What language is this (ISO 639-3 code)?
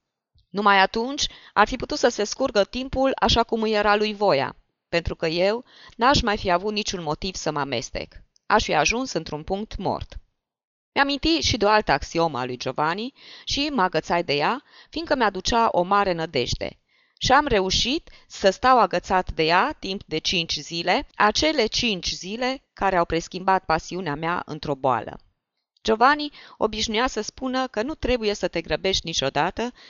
ron